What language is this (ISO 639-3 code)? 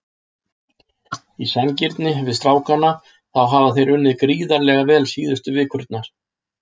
isl